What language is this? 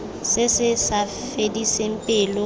Tswana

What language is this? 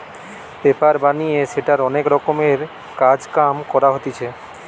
Bangla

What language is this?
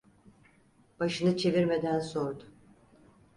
Turkish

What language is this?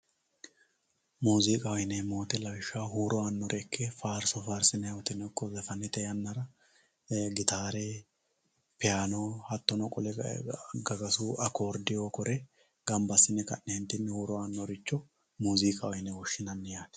Sidamo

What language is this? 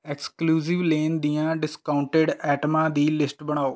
Punjabi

